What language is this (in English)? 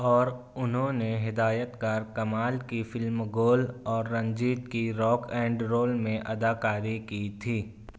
Urdu